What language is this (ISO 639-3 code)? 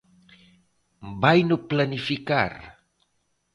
glg